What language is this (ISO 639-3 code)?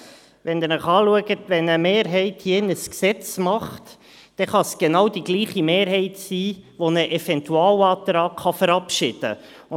gsw